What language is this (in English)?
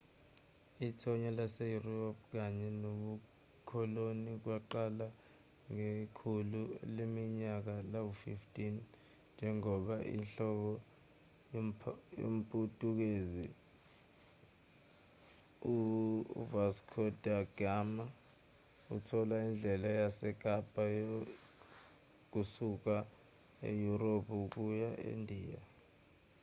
Zulu